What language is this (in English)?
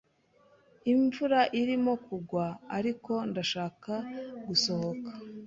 Kinyarwanda